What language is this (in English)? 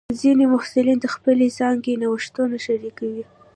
Pashto